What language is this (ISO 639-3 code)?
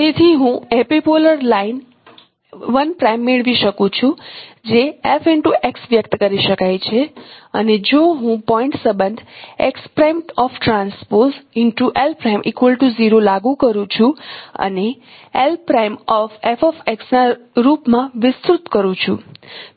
guj